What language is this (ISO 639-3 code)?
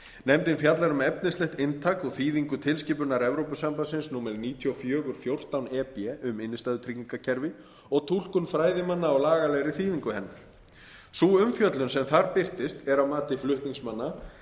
isl